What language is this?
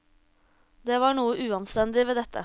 Norwegian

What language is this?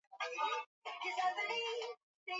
Swahili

